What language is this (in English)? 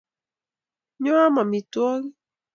Kalenjin